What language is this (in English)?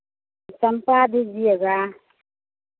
Hindi